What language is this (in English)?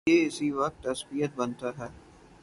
Urdu